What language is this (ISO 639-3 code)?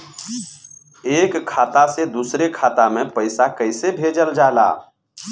bho